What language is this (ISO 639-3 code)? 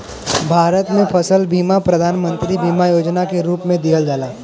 bho